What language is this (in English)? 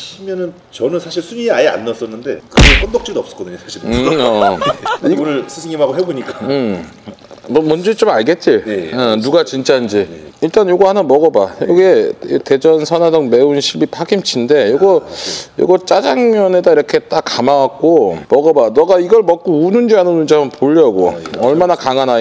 Korean